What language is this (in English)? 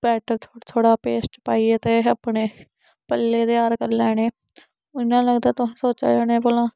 Dogri